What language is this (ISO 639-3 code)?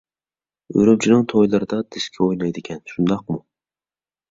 uig